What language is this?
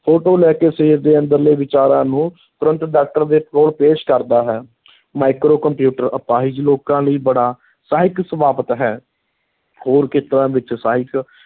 Punjabi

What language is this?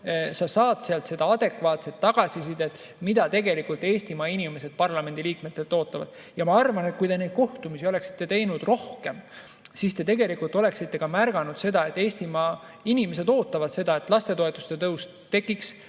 Estonian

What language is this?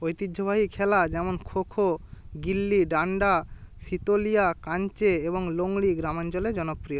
Bangla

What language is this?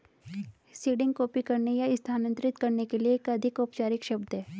Hindi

